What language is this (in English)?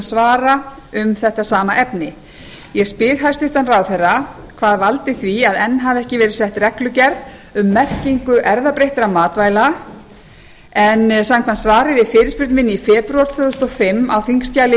Icelandic